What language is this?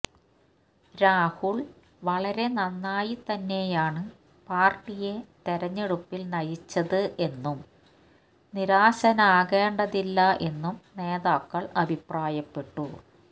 Malayalam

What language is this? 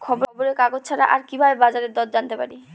Bangla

